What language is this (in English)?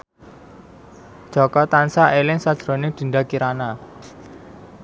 Javanese